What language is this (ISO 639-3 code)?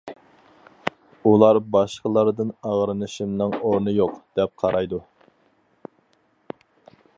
uig